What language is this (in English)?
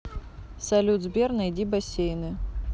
Russian